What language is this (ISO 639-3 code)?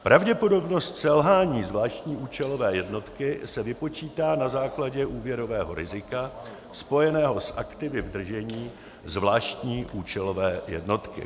ces